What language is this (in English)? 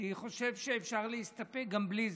Hebrew